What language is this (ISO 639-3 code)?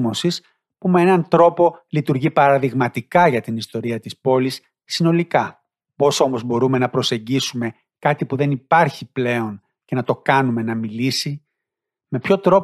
ell